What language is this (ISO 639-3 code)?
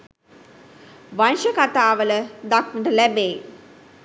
sin